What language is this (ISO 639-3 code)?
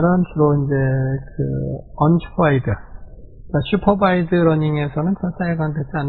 kor